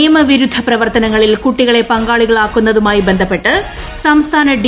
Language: Malayalam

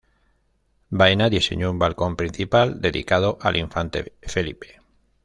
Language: Spanish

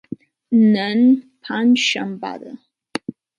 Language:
Pashto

